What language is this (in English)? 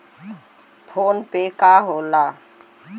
Bhojpuri